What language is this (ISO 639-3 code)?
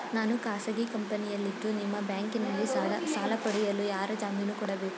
kan